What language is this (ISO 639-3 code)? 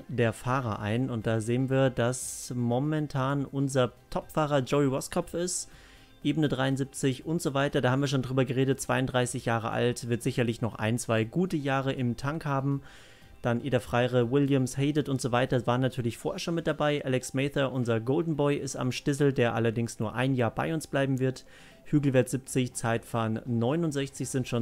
deu